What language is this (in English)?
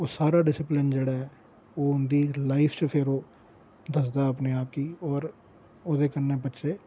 Dogri